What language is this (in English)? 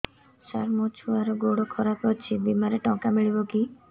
Odia